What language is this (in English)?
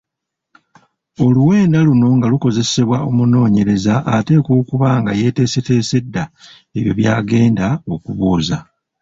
Ganda